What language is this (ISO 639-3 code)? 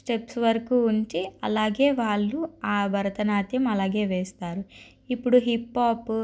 tel